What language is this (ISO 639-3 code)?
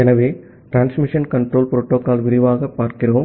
tam